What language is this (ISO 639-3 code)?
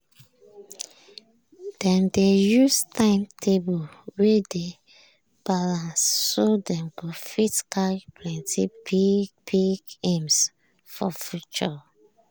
pcm